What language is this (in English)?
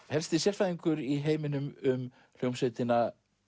Icelandic